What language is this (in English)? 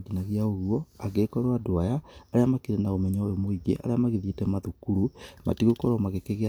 Kikuyu